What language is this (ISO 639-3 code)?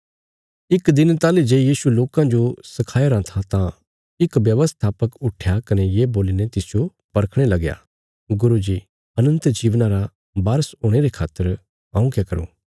kfs